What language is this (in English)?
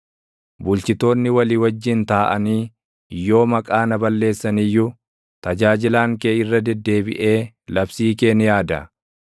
Oromo